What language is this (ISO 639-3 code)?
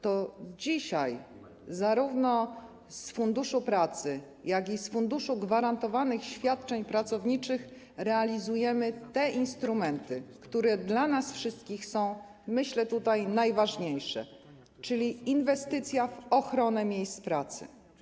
pol